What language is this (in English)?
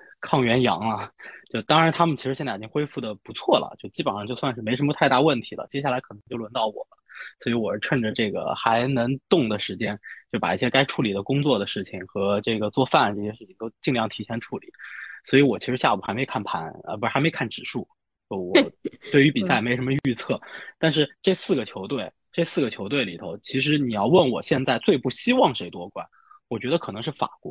Chinese